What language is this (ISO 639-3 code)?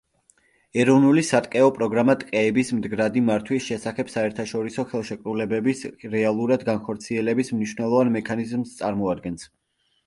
kat